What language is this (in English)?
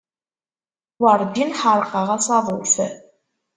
Kabyle